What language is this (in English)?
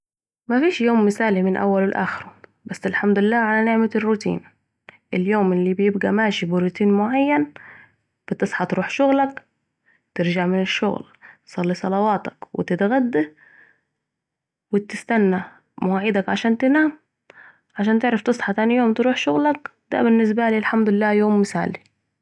Saidi Arabic